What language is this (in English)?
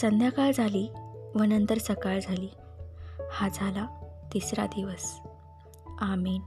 Marathi